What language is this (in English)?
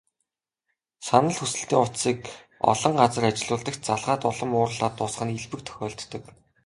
Mongolian